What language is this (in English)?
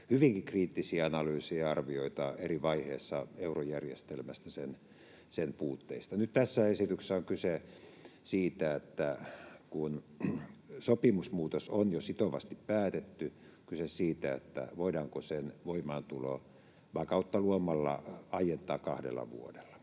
Finnish